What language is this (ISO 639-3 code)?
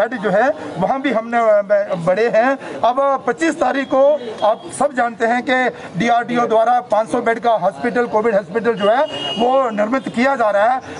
hin